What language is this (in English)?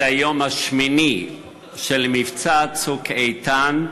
Hebrew